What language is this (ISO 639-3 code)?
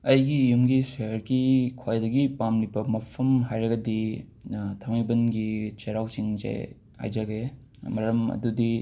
mni